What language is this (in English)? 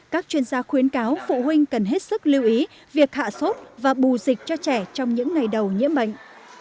Vietnamese